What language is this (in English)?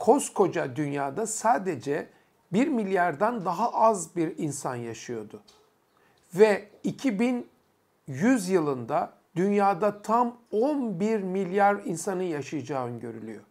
Turkish